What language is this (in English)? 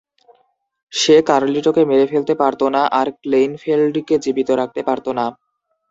Bangla